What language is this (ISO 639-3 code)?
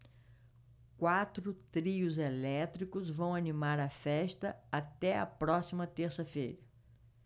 por